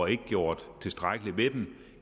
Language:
Danish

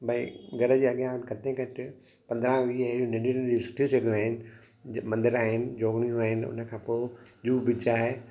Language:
Sindhi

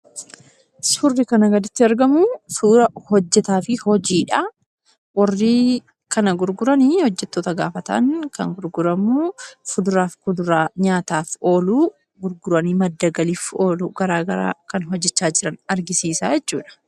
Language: Oromo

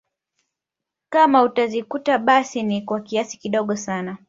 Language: Swahili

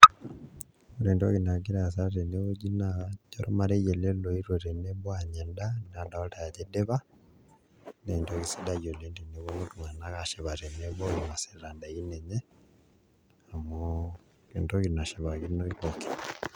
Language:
Masai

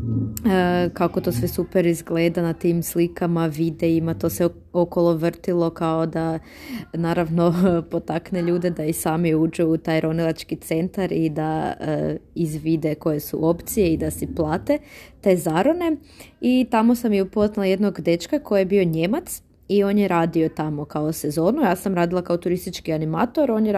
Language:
Croatian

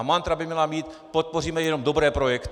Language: Czech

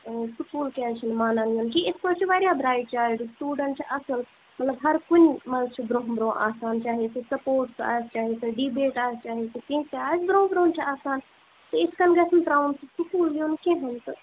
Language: Kashmiri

